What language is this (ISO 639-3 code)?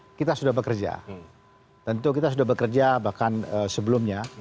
ind